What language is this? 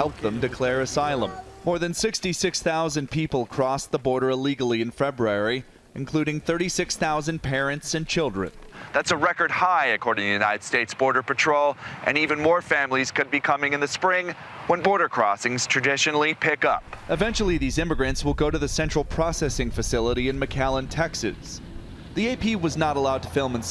English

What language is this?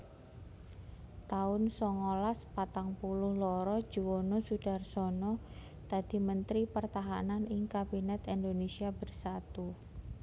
Javanese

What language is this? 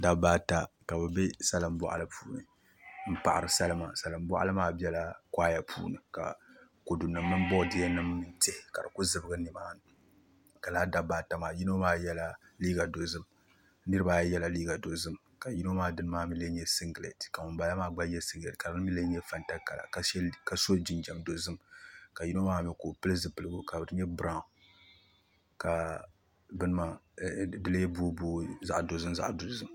Dagbani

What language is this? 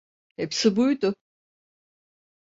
Turkish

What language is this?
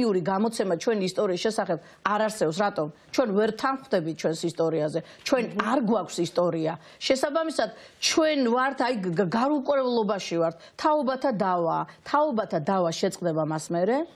Romanian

